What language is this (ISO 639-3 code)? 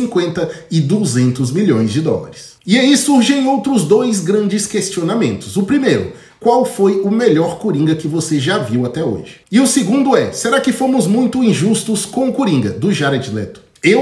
por